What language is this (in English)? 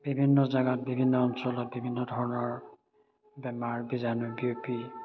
Assamese